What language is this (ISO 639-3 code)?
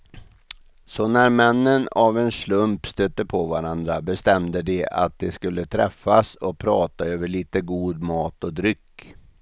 swe